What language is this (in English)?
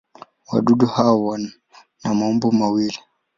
Swahili